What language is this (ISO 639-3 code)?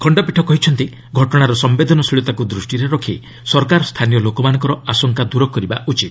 ori